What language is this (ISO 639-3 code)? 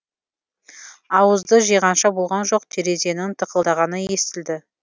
kaz